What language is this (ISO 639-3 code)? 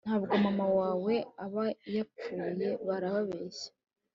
kin